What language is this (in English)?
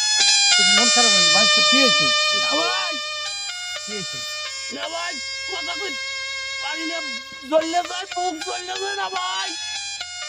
Arabic